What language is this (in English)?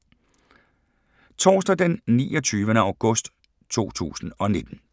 Danish